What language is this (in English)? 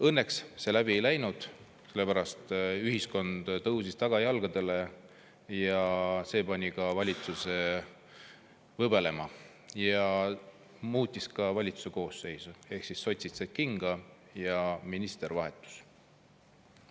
Estonian